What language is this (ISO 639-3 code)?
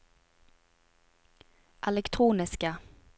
nor